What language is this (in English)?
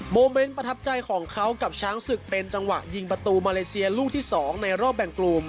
Thai